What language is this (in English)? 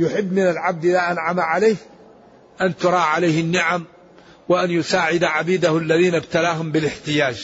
Arabic